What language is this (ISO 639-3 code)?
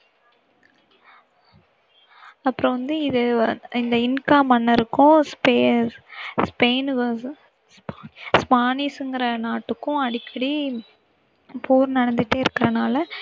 tam